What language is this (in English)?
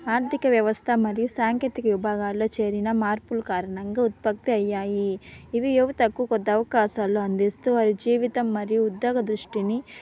Telugu